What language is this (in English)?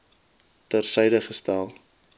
Afrikaans